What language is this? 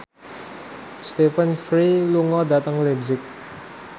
Javanese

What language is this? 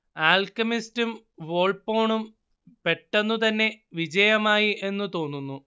Malayalam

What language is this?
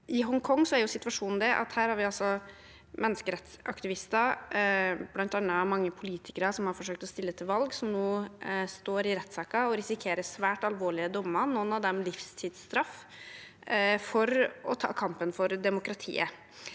Norwegian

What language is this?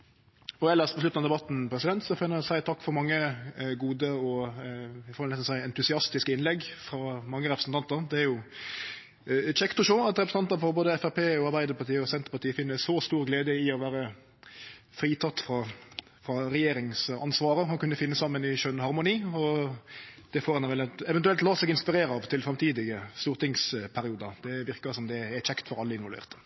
Norwegian Nynorsk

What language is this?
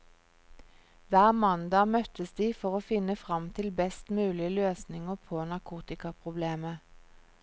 Norwegian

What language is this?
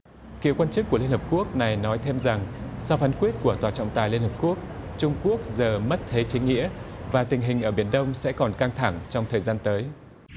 Vietnamese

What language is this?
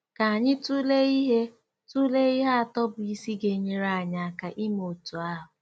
Igbo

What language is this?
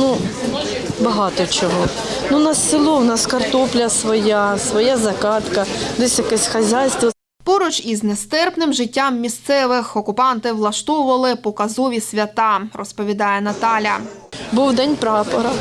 Ukrainian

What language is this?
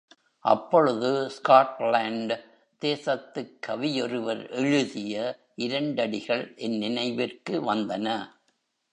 Tamil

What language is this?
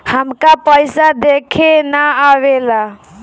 Bhojpuri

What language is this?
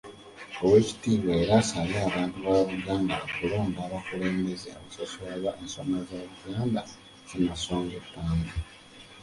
Ganda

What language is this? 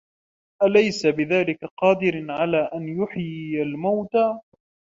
Arabic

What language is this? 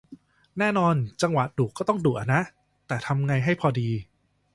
Thai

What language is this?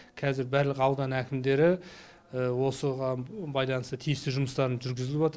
Kazakh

